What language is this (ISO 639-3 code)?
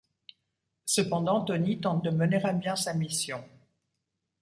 fra